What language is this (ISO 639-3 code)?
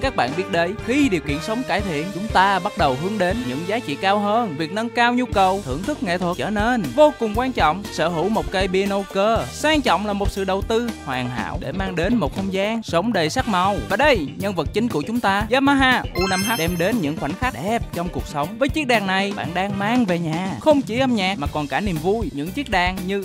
vie